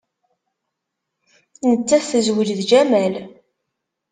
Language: Kabyle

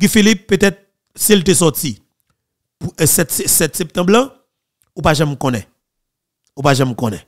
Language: French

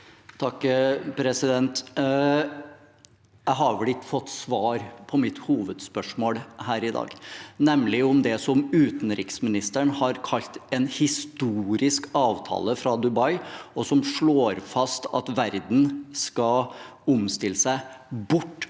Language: Norwegian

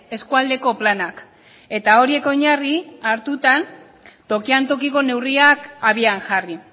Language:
Basque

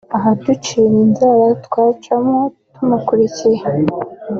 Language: Kinyarwanda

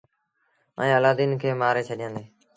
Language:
Sindhi Bhil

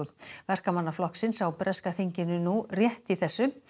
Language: Icelandic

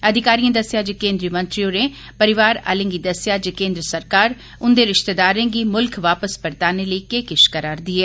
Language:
Dogri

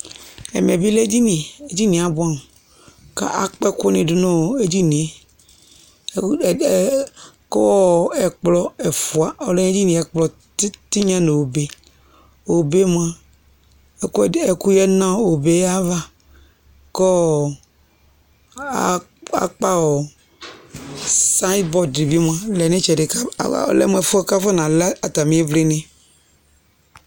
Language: Ikposo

